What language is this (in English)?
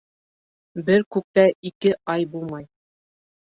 Bashkir